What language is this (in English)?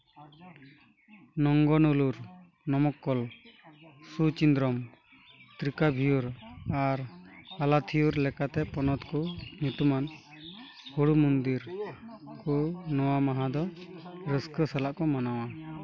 Santali